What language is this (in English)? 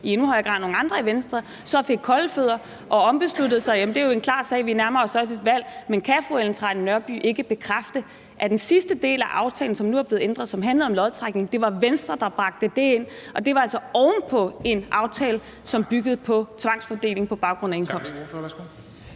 Danish